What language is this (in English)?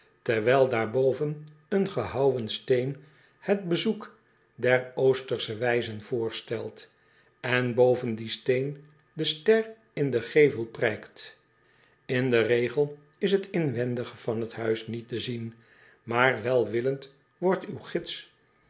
Dutch